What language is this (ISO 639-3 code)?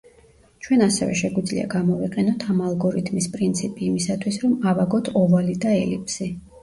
kat